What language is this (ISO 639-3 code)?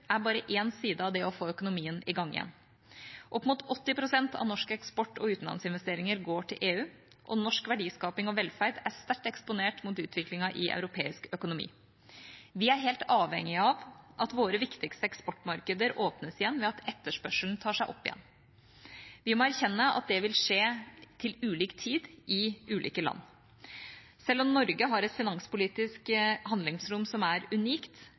nob